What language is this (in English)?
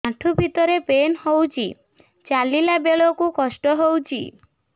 Odia